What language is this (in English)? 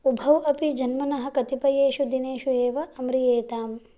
Sanskrit